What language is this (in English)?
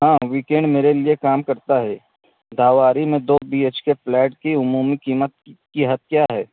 Urdu